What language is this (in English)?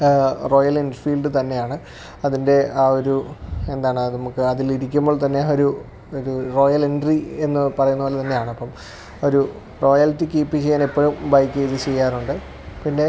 Malayalam